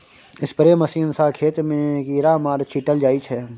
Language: Maithili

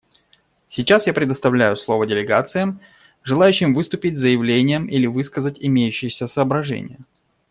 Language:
Russian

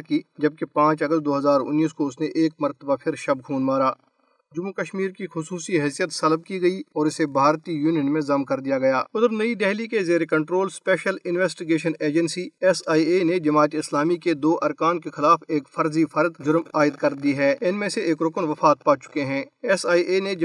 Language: Urdu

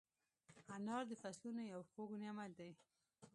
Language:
Pashto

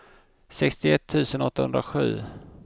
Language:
Swedish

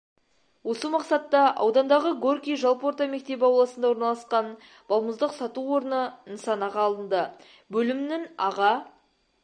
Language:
Kazakh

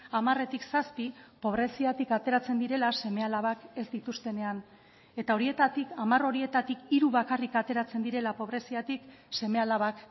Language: Basque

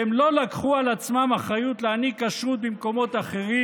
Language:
Hebrew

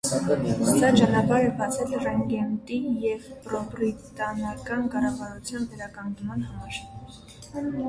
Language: Armenian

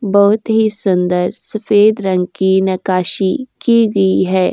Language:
Hindi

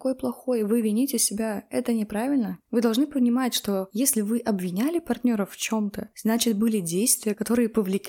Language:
Russian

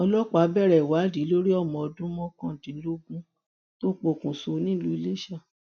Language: Yoruba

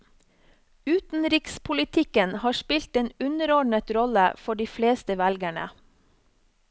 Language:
Norwegian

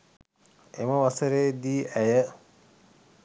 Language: Sinhala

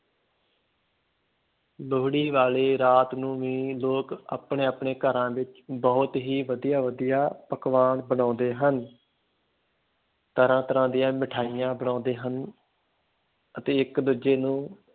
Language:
Punjabi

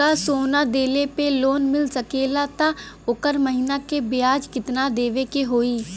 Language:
Bhojpuri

